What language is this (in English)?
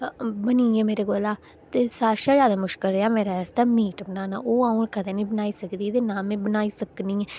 Dogri